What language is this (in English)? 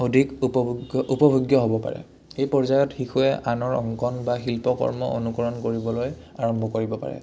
Assamese